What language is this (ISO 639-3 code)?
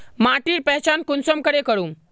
mag